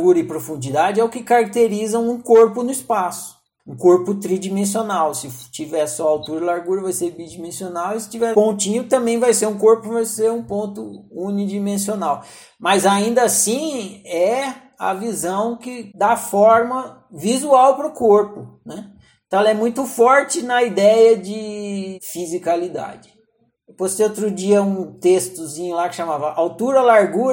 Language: Portuguese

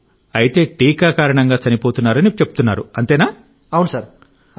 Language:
Telugu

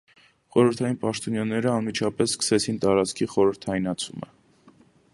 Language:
Armenian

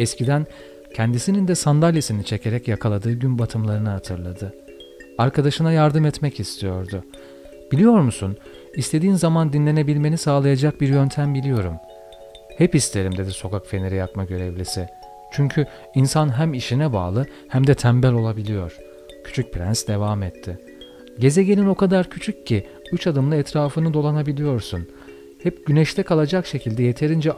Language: Turkish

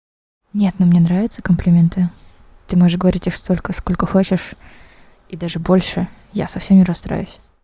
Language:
Russian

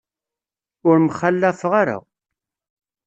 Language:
Kabyle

